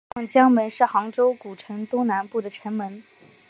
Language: Chinese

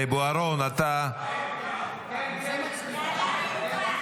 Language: Hebrew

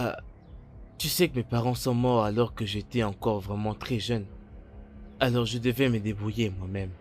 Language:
French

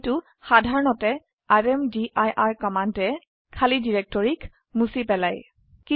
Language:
Assamese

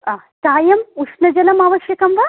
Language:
Sanskrit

